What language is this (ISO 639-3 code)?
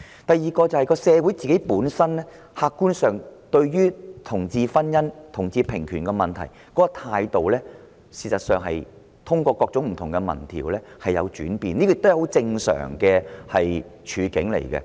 yue